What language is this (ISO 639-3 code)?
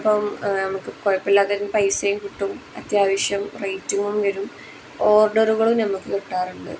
mal